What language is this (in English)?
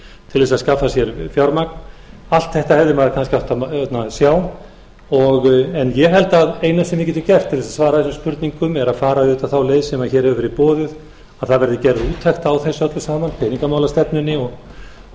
Icelandic